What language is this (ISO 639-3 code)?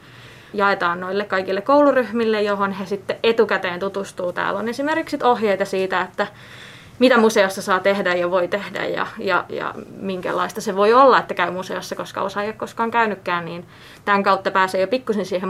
fin